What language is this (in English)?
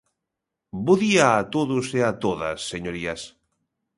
Galician